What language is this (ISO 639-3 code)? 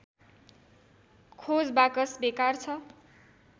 nep